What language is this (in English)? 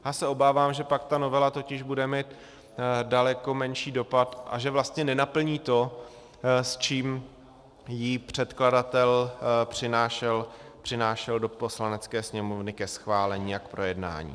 Czech